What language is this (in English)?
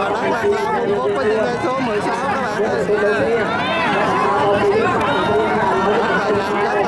Vietnamese